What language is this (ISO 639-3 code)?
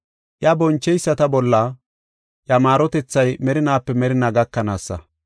gof